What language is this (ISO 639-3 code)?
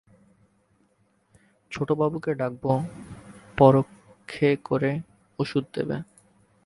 ben